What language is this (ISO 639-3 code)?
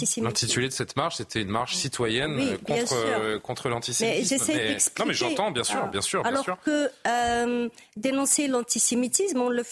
fra